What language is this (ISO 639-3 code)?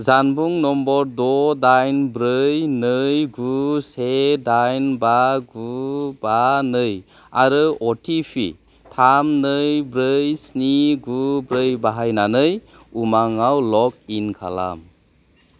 brx